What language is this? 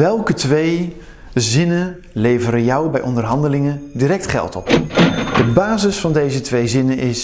Dutch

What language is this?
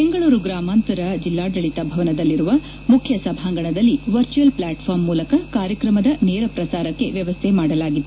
Kannada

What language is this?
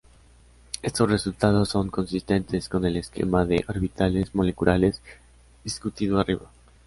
Spanish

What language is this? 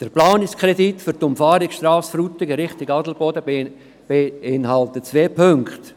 Swiss German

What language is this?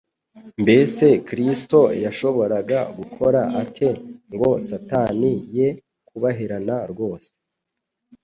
Kinyarwanda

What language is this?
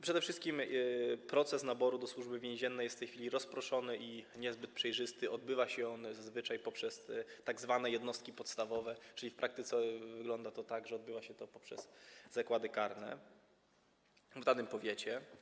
Polish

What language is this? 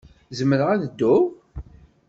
Kabyle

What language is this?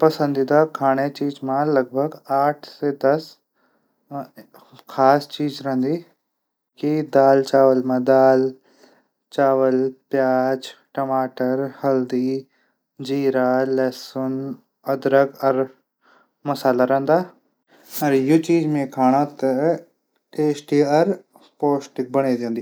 Garhwali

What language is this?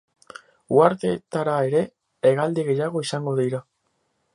Basque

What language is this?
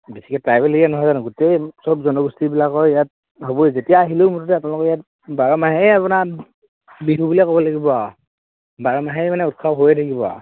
Assamese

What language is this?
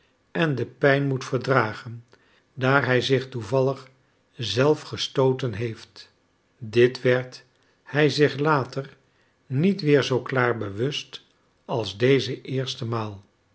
Dutch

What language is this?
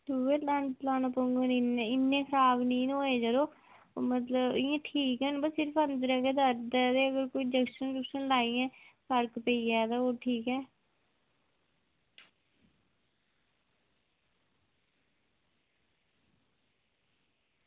Dogri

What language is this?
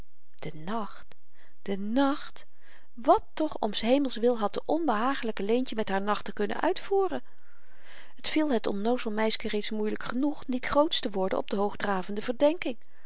Dutch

